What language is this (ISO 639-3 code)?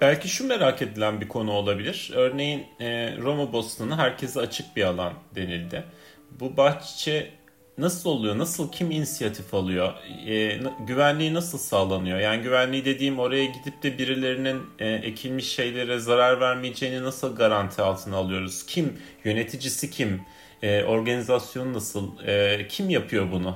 tur